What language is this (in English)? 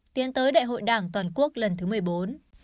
Vietnamese